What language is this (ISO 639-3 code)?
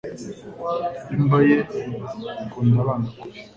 kin